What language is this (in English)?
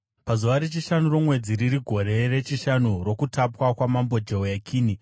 Shona